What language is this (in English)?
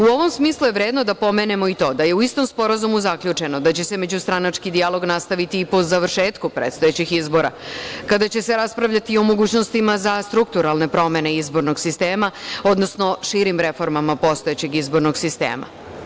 Serbian